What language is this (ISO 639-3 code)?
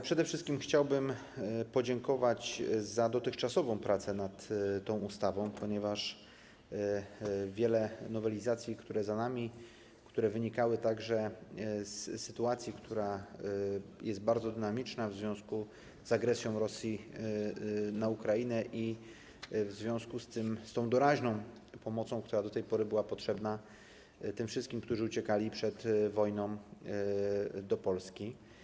pol